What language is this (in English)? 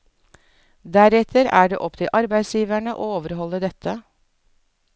Norwegian